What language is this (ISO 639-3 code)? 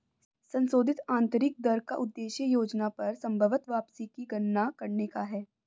hin